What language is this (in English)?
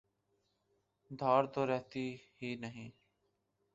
Urdu